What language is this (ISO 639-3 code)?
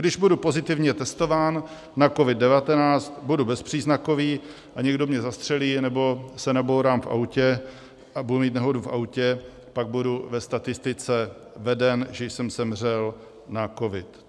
ces